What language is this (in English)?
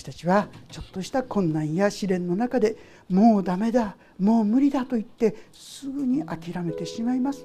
Japanese